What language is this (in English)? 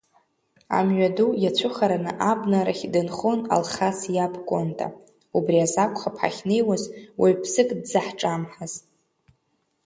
Abkhazian